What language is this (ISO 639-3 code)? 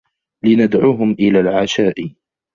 ara